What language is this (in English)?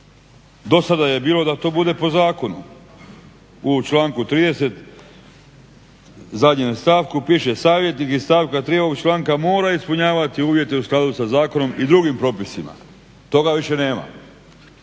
Croatian